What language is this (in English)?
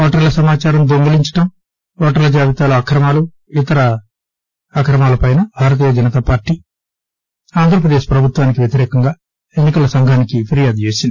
Telugu